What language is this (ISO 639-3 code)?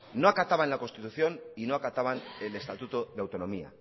spa